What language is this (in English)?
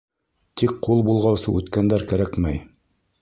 Bashkir